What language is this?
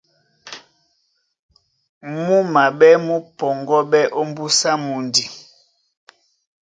Duala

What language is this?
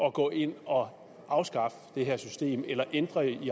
Danish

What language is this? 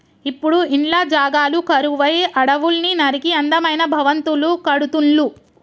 Telugu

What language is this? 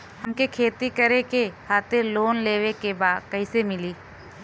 Bhojpuri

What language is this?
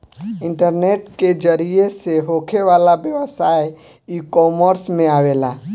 Bhojpuri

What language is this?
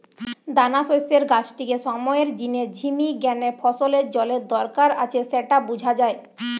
Bangla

